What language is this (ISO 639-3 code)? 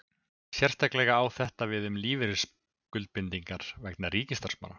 isl